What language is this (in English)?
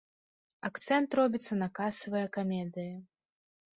Belarusian